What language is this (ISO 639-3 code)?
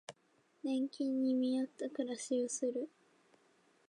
jpn